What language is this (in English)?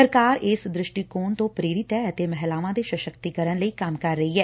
Punjabi